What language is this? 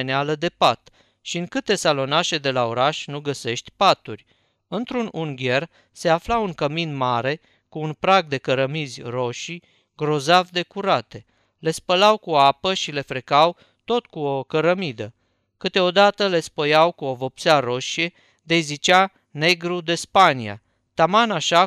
Romanian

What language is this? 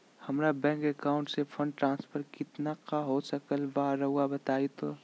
Magahi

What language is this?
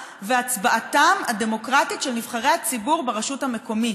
Hebrew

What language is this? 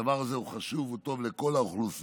Hebrew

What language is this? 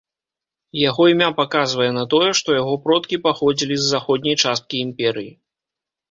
Belarusian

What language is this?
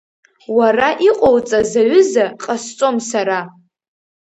Abkhazian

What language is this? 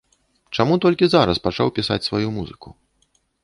Belarusian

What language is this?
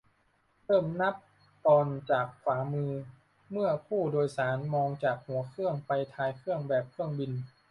Thai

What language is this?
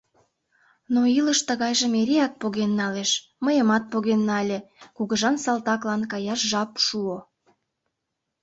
Mari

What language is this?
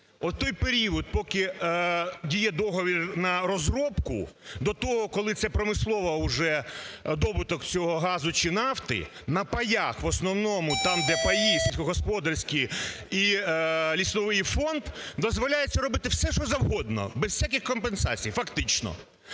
Ukrainian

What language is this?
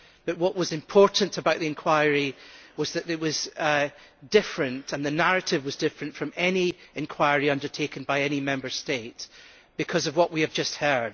English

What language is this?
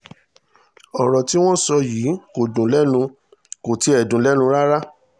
Yoruba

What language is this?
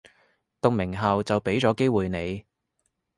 Cantonese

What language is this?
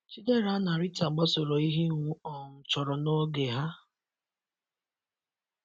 Igbo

